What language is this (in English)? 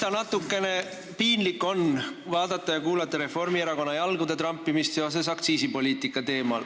Estonian